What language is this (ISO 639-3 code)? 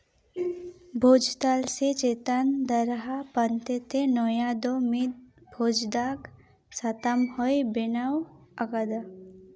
sat